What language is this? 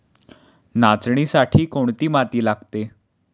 Marathi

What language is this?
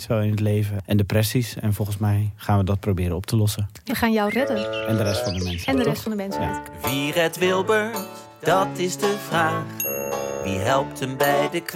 Dutch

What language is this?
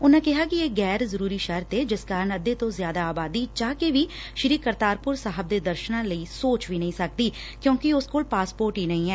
Punjabi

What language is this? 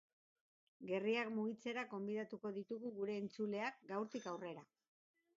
Basque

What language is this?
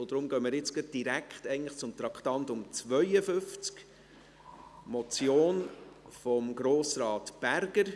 Swiss German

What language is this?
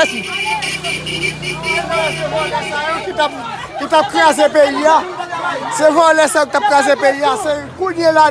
French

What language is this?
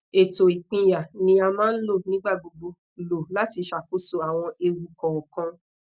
Yoruba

